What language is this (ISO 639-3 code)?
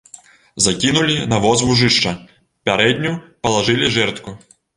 bel